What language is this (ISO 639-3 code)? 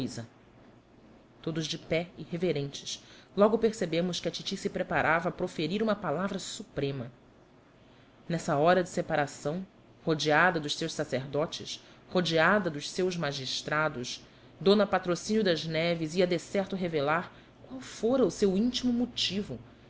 por